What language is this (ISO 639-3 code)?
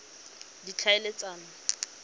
tsn